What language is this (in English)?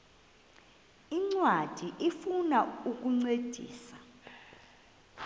Xhosa